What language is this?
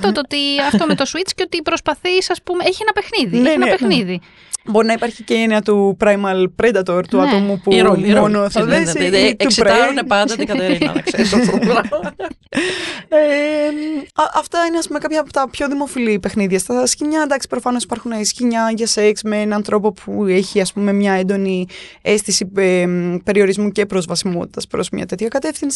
Greek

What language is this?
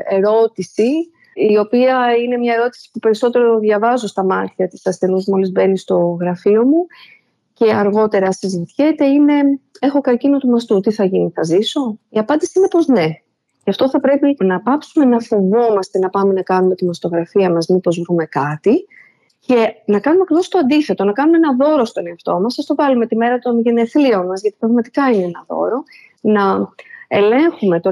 Greek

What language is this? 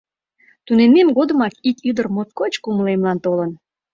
Mari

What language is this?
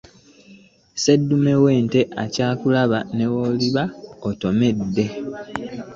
Ganda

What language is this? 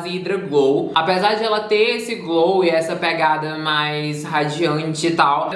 Portuguese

